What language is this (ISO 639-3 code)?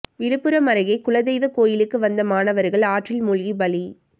tam